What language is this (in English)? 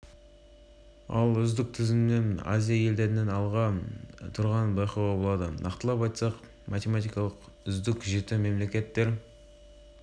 Kazakh